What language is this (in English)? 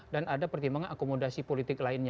Indonesian